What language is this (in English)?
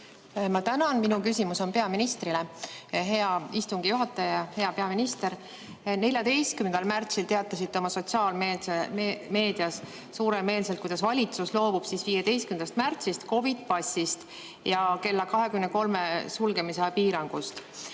Estonian